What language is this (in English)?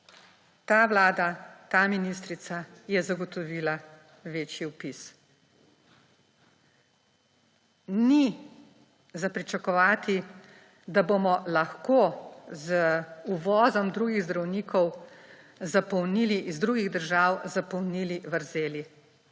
Slovenian